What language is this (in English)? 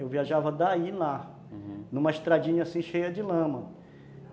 Portuguese